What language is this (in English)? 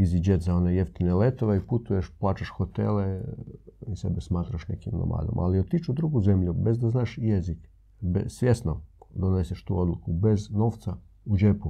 Croatian